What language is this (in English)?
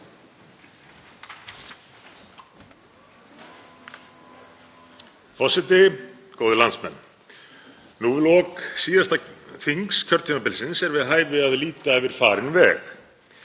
Icelandic